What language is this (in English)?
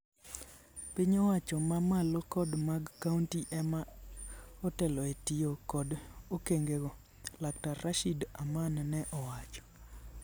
Luo (Kenya and Tanzania)